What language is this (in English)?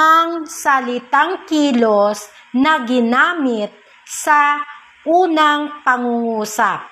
Filipino